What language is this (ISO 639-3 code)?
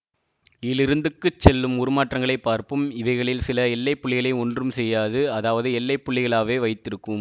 tam